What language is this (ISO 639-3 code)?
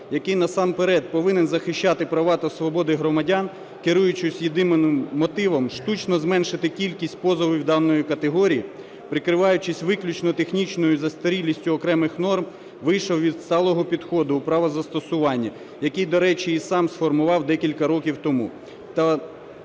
ukr